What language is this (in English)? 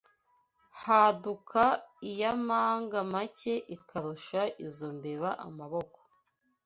Kinyarwanda